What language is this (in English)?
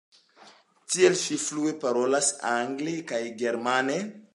Esperanto